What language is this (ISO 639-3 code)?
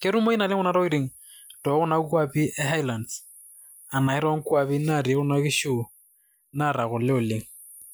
mas